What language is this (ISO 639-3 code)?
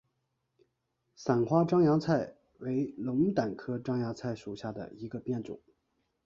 zho